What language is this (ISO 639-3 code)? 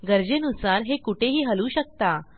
mar